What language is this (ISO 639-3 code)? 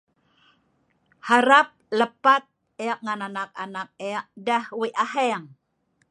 snv